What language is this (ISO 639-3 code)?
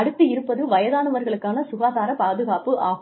tam